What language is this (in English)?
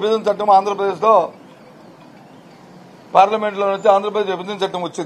Turkish